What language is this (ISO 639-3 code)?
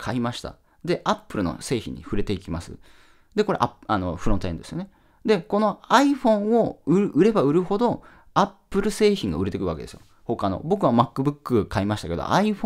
jpn